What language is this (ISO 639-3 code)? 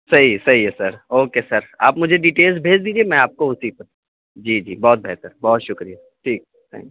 urd